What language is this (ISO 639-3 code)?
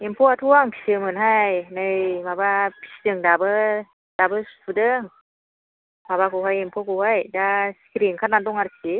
brx